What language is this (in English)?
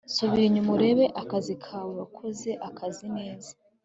Kinyarwanda